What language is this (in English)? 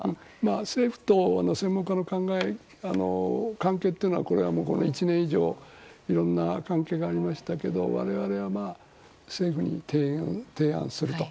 Japanese